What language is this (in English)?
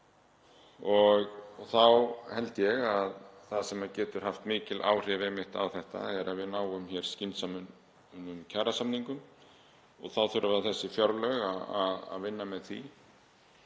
Icelandic